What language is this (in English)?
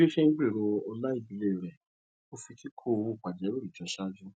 Yoruba